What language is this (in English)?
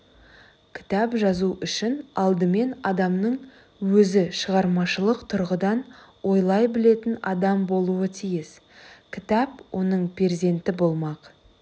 Kazakh